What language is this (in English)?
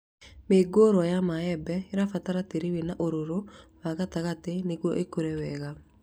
Kikuyu